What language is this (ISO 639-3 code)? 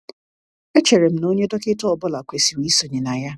ibo